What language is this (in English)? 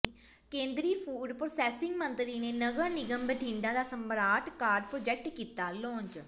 Punjabi